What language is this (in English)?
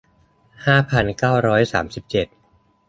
Thai